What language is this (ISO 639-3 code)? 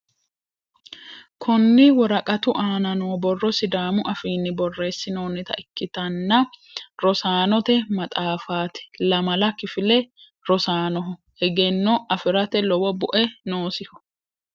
sid